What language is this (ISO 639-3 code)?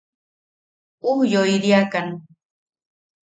yaq